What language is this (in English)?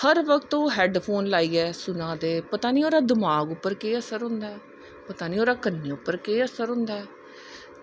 Dogri